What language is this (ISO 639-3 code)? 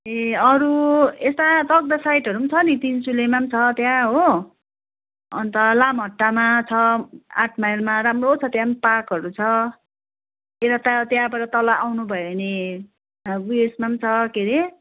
nep